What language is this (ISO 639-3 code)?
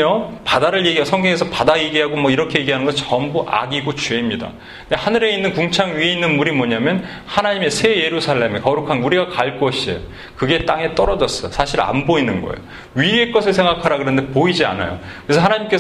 kor